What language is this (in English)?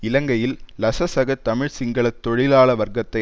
Tamil